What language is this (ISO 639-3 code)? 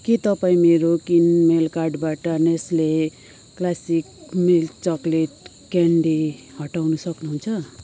nep